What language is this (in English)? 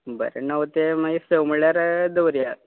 Konkani